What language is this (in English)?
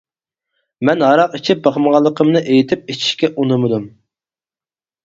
Uyghur